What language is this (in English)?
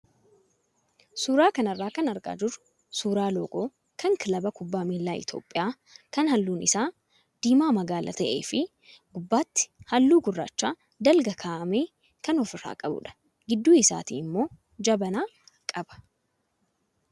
Oromo